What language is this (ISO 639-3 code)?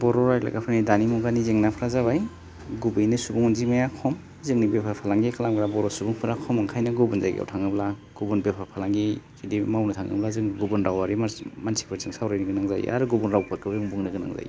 brx